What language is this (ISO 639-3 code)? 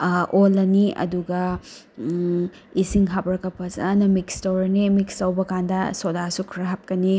mni